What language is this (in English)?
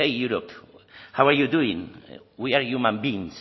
Basque